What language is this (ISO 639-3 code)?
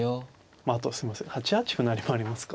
jpn